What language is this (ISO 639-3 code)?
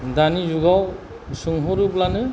brx